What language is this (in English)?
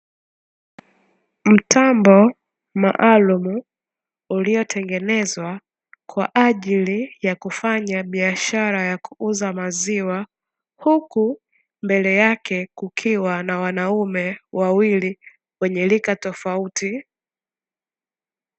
Swahili